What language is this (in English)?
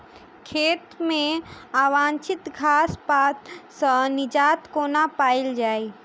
Maithili